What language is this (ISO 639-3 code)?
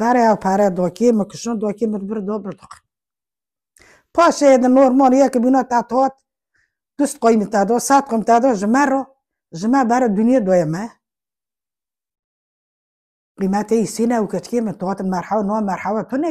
ara